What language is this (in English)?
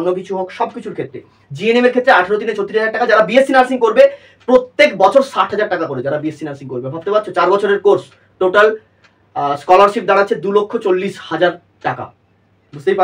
Bangla